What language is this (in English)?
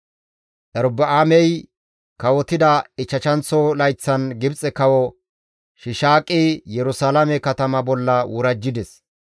Gamo